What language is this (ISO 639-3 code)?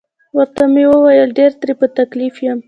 pus